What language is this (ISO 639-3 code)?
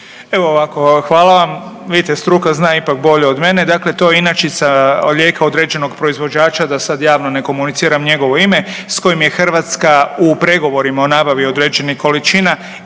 hrv